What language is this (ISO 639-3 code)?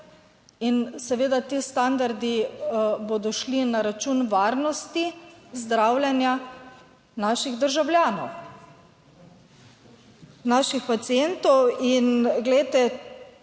slv